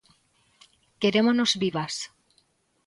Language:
Galician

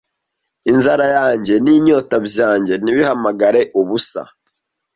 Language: Kinyarwanda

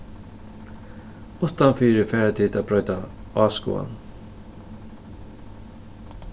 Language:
Faroese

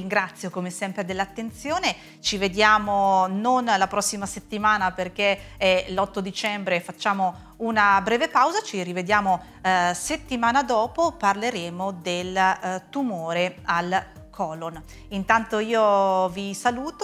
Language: Italian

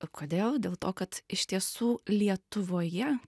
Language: Lithuanian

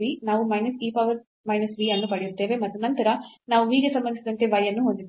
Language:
Kannada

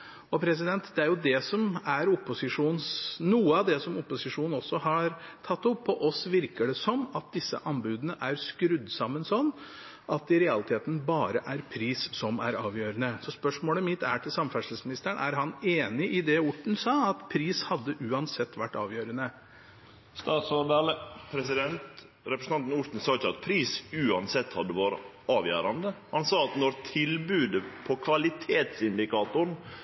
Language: Norwegian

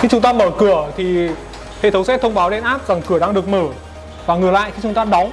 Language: Vietnamese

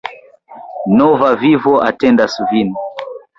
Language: Esperanto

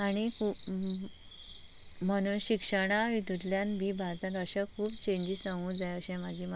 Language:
Konkani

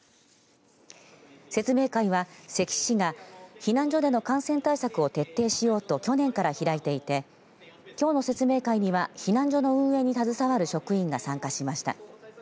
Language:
Japanese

